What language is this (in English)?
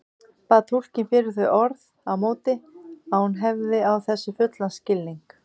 Icelandic